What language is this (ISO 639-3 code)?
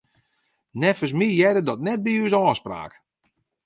fry